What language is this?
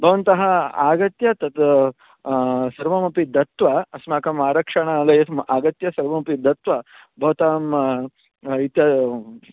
Sanskrit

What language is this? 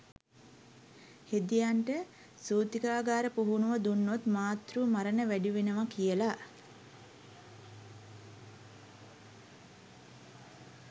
Sinhala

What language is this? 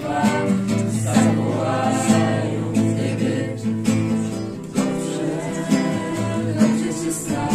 Polish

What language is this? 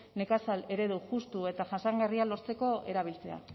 Basque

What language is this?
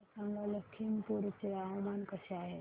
Marathi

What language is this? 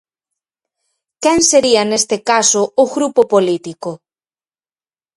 Galician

